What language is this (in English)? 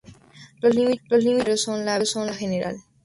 Spanish